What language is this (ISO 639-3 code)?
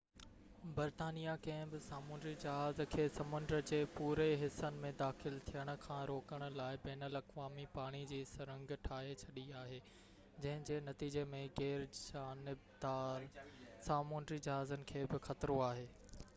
snd